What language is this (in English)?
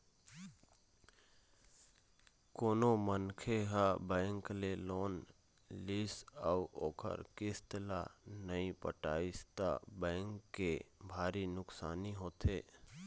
Chhattisgarhi